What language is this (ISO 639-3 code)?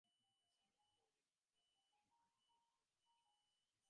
ben